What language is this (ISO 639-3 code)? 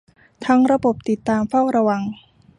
tha